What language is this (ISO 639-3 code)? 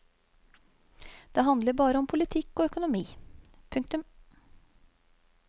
nor